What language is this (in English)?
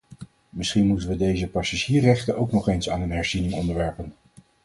Dutch